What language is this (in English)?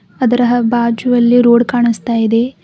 Kannada